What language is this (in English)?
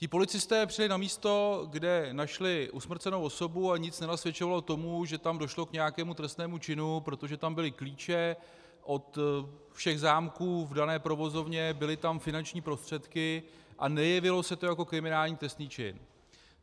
Czech